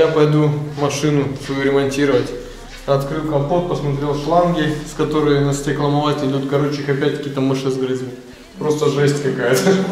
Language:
Russian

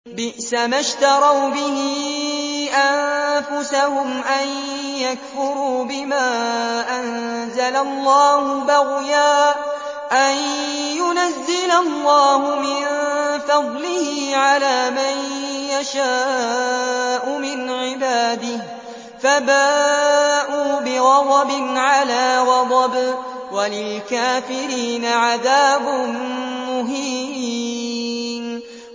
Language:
Arabic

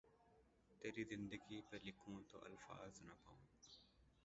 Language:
Urdu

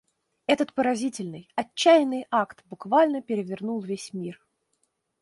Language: Russian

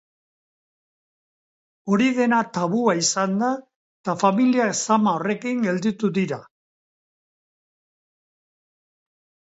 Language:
Basque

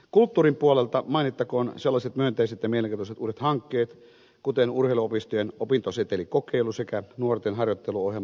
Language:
Finnish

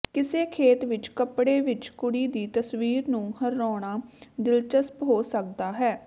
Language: Punjabi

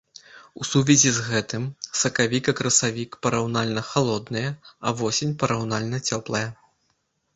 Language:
Belarusian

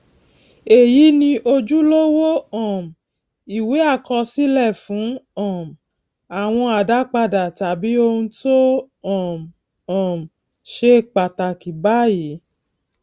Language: Yoruba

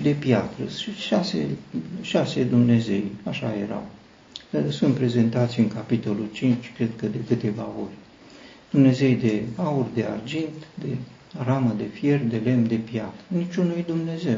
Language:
Romanian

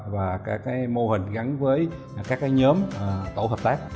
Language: Vietnamese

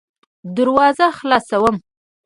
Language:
Pashto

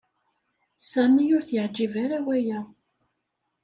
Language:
Kabyle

